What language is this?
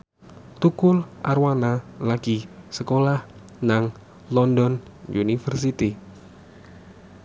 Javanese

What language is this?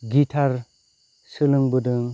Bodo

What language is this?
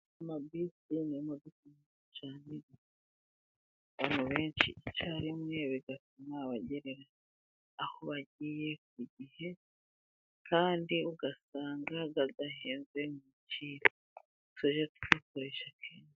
Kinyarwanda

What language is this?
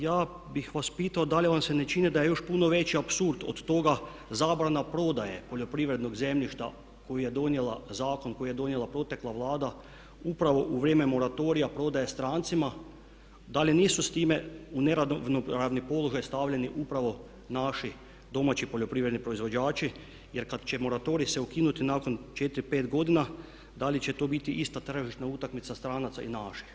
Croatian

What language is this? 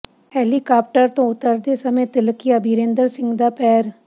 Punjabi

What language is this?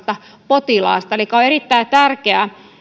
Finnish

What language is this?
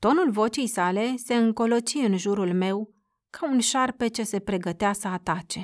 Romanian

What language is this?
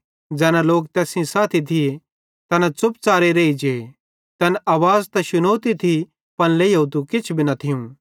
Bhadrawahi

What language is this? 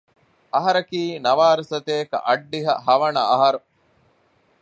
Divehi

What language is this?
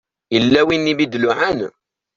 Kabyle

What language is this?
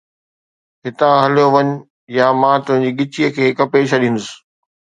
Sindhi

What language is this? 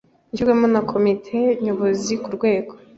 Kinyarwanda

